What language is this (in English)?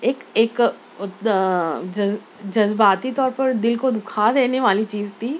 Urdu